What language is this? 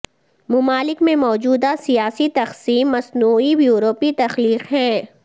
Urdu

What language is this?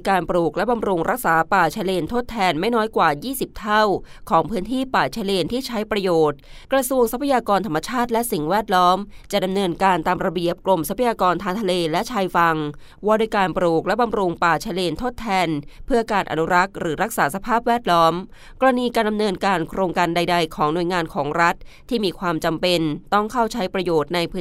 Thai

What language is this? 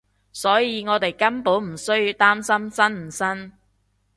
Cantonese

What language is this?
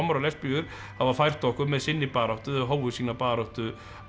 Icelandic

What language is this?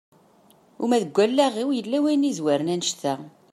Kabyle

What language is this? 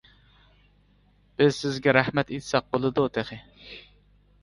Uyghur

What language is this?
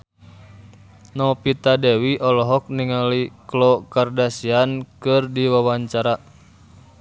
Sundanese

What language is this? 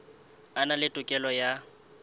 Southern Sotho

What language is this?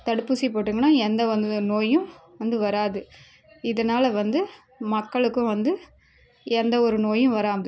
Tamil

